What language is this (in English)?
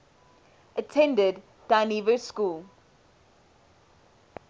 English